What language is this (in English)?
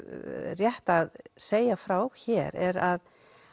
Icelandic